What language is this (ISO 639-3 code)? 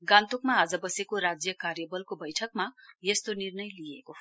nep